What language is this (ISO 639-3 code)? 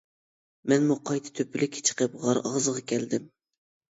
uig